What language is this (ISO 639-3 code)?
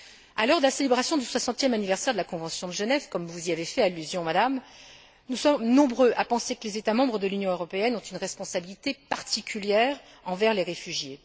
fra